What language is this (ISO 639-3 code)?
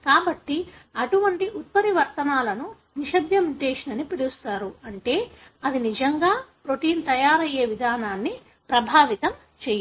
tel